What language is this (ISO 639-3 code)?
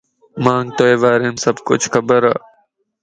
lss